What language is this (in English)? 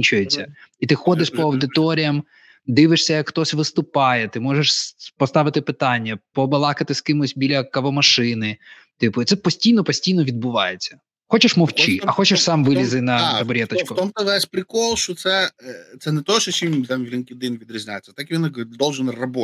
Ukrainian